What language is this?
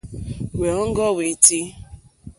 Mokpwe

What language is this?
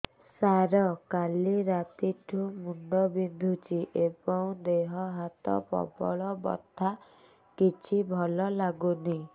Odia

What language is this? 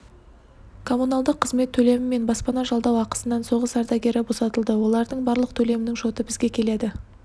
Kazakh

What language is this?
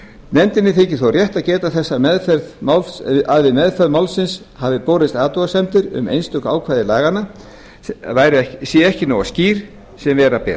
Icelandic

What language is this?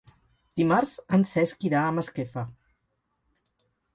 Catalan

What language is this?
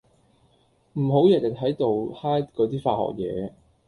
Cantonese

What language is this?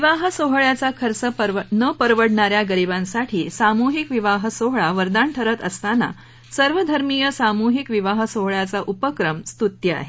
Marathi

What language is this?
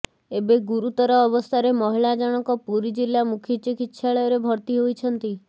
Odia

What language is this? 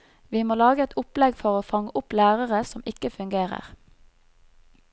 Norwegian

